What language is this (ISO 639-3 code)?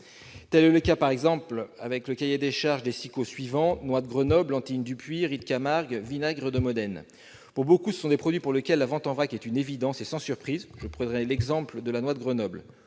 fra